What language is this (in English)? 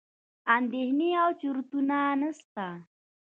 Pashto